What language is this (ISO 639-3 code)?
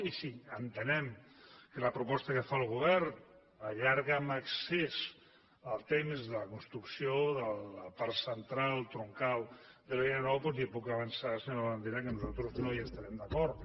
cat